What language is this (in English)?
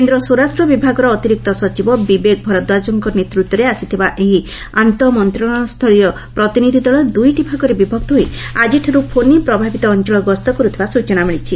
Odia